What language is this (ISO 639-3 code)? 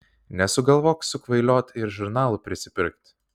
lit